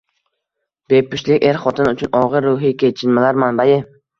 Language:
Uzbek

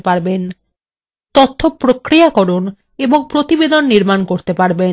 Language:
Bangla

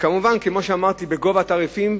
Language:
Hebrew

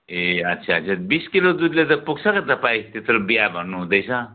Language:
Nepali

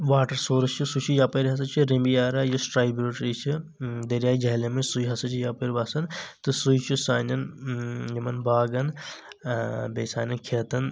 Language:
Kashmiri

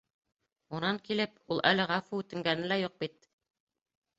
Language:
Bashkir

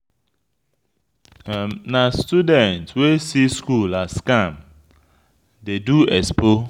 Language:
Nigerian Pidgin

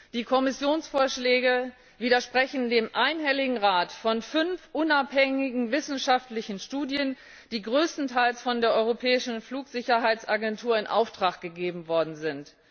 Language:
German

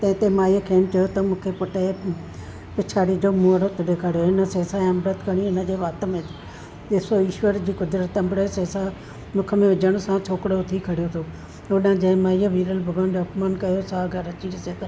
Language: Sindhi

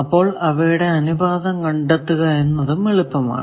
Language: Malayalam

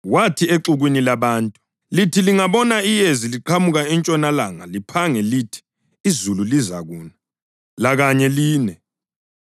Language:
North Ndebele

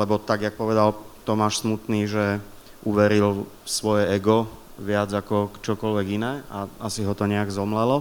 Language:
Slovak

